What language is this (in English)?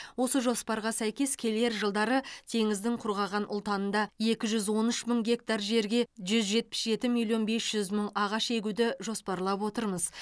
Kazakh